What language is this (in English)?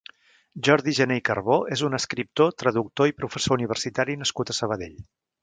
Catalan